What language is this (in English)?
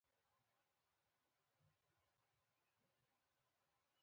Pashto